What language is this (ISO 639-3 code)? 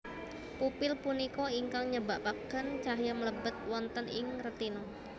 jav